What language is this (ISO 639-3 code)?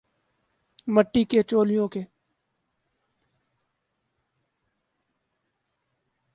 urd